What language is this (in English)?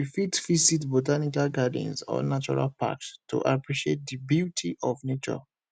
Nigerian Pidgin